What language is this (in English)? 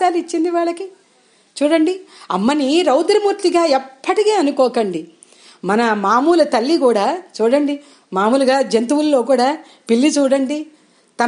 Telugu